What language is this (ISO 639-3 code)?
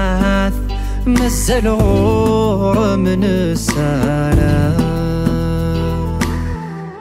ara